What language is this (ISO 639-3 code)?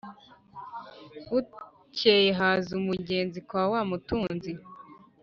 kin